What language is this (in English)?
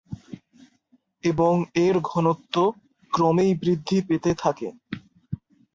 Bangla